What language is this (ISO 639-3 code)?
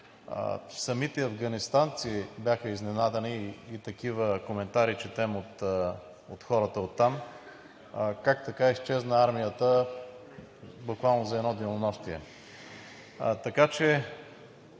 bul